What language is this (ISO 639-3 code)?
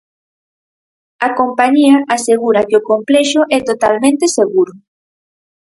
glg